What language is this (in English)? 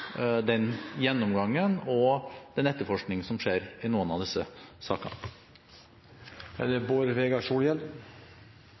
Norwegian